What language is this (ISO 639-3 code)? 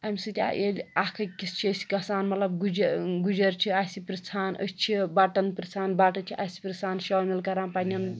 kas